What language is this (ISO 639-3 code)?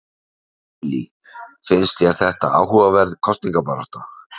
isl